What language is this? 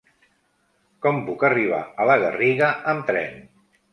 Catalan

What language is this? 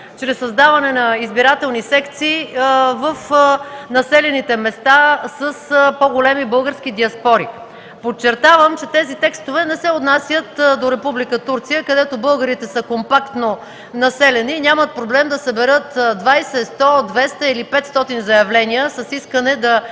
Bulgarian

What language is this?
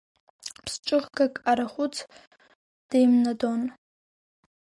Abkhazian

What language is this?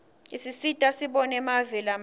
Swati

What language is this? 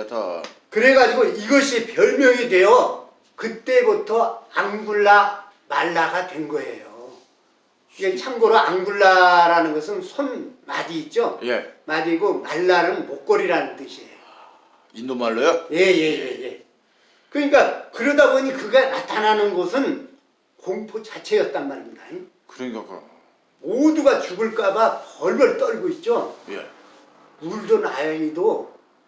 Korean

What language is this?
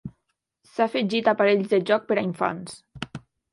Catalan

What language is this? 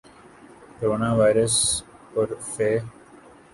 Urdu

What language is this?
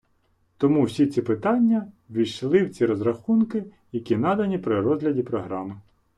Ukrainian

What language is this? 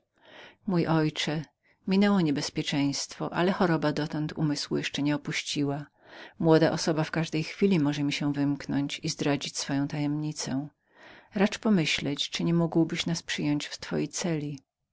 Polish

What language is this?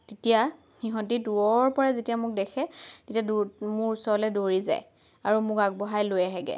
Assamese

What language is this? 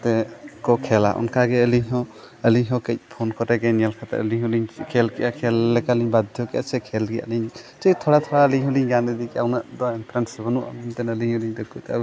Santali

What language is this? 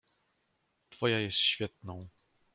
Polish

